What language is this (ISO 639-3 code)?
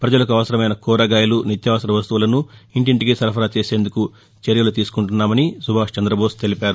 tel